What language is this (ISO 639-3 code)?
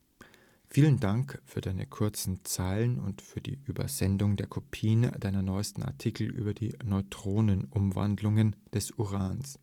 deu